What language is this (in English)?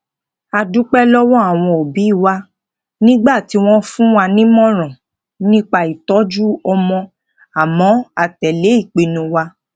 Yoruba